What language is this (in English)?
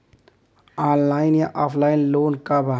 Bhojpuri